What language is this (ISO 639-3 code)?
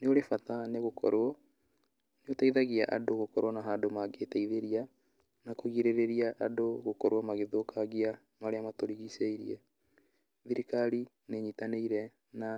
kik